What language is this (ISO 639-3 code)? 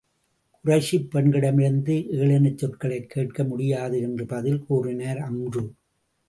tam